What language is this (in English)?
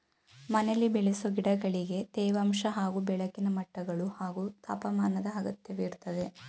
Kannada